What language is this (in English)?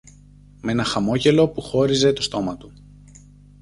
Greek